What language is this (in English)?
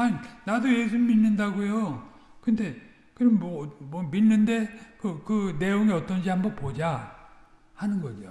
Korean